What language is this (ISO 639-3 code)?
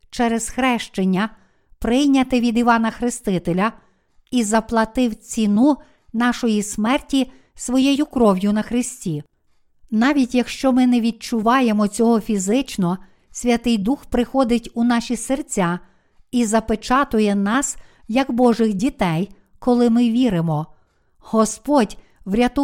ukr